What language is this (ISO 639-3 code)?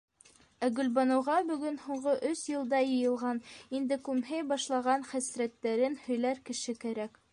bak